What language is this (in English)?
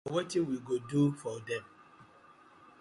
Nigerian Pidgin